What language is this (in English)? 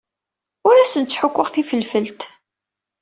Kabyle